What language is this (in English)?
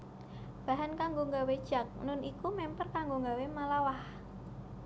Javanese